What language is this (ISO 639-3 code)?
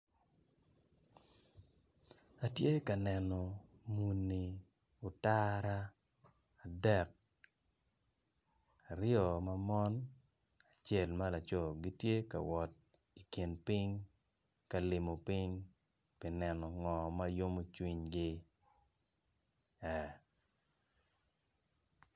ach